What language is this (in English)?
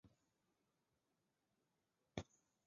Chinese